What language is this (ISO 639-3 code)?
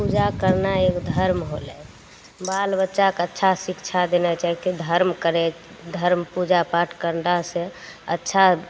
mai